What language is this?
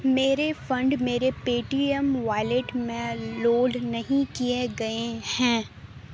Urdu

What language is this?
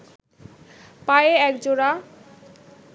Bangla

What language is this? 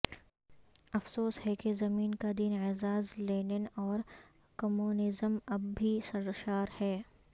Urdu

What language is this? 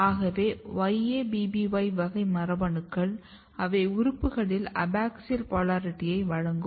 Tamil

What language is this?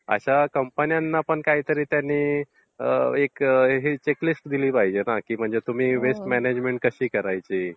Marathi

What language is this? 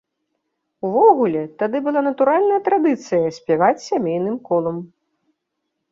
Belarusian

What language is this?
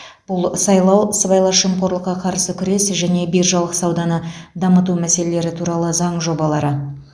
Kazakh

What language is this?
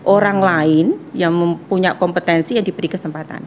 Indonesian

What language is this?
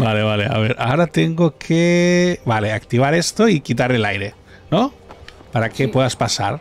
Spanish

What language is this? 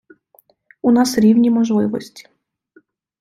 Ukrainian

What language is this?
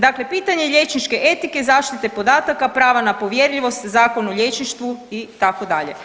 Croatian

